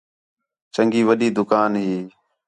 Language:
Khetrani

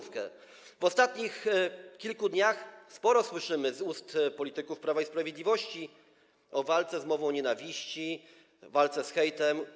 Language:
Polish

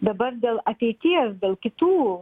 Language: Lithuanian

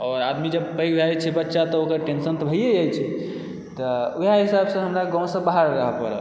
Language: Maithili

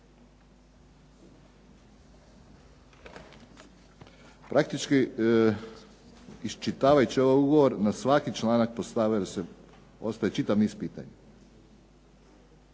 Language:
Croatian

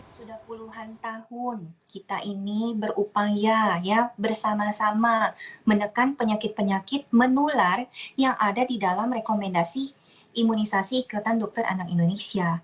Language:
Indonesian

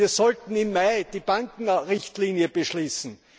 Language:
German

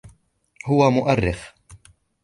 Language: Arabic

